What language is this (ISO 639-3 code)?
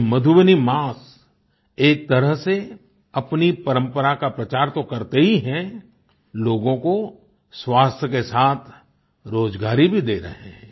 hin